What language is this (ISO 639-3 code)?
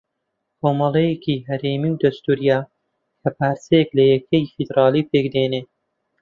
ckb